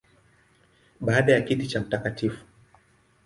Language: Swahili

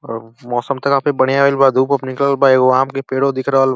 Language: Bhojpuri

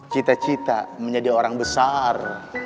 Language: Indonesian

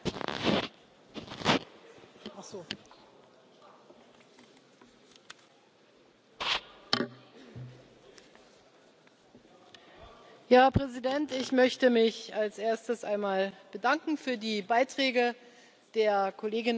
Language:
German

